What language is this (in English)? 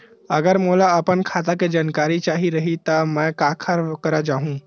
Chhattisgarhi